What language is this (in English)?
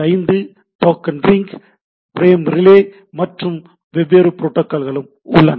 Tamil